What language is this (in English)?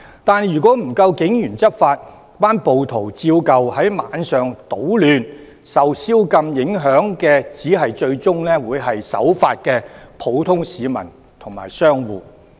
Cantonese